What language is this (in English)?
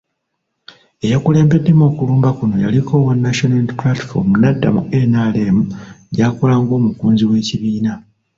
Ganda